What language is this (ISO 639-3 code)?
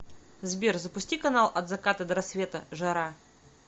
rus